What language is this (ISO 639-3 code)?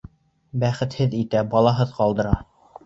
bak